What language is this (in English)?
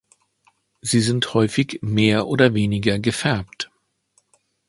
German